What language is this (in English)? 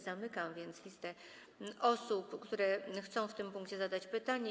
Polish